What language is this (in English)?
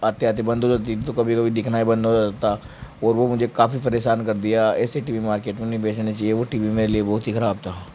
Hindi